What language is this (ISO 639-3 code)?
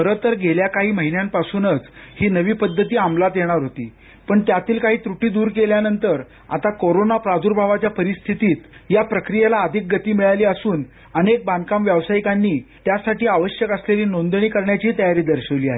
mar